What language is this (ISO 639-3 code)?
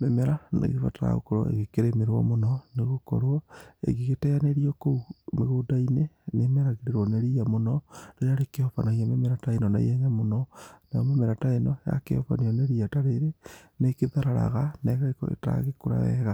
kik